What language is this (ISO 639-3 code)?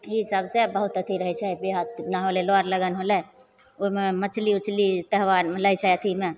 mai